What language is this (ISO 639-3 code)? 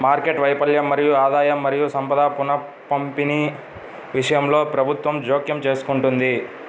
tel